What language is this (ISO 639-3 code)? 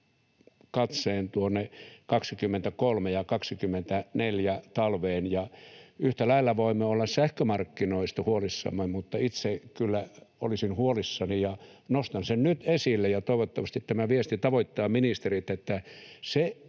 fin